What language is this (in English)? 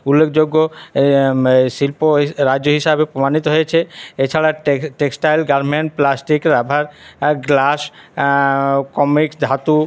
Bangla